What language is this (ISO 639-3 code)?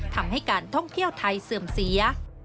tha